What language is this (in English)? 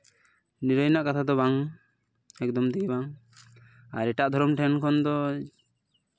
Santali